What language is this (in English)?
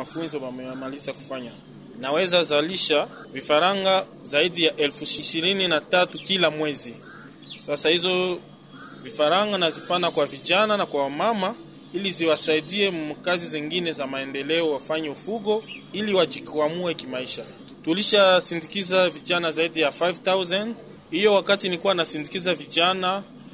Swahili